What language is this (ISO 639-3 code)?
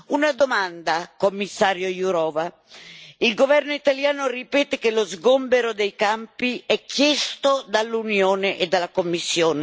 ita